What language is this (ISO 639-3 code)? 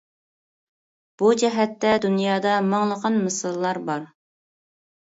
uig